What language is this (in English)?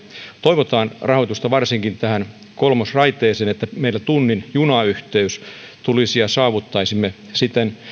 Finnish